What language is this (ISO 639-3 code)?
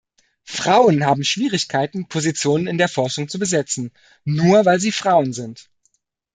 deu